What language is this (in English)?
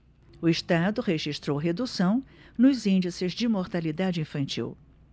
Portuguese